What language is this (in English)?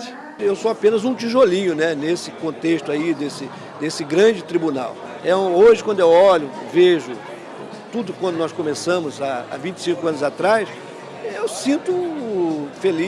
Portuguese